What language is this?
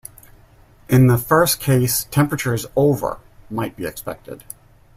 English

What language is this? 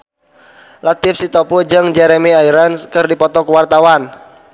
Sundanese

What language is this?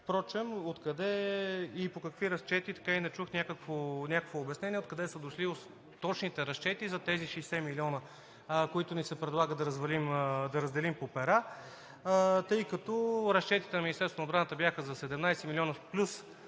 Bulgarian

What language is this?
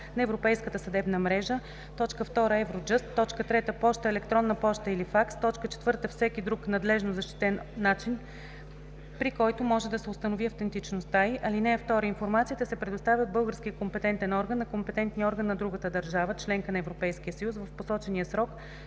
Bulgarian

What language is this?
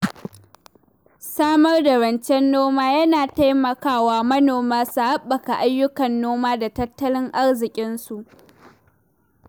Hausa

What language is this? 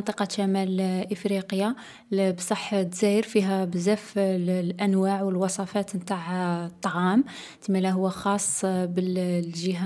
Algerian Arabic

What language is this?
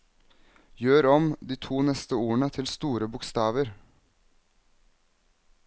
Norwegian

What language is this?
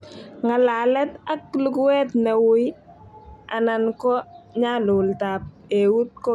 Kalenjin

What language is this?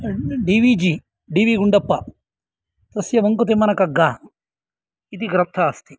Sanskrit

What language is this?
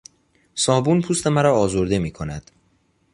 Persian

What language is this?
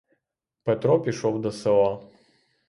Ukrainian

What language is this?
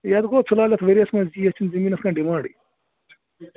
Kashmiri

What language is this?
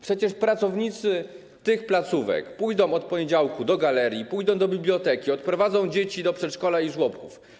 Polish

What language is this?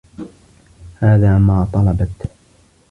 Arabic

